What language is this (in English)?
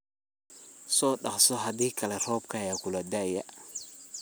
Somali